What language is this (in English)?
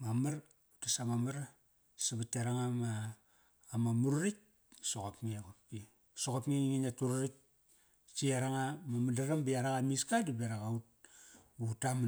Kairak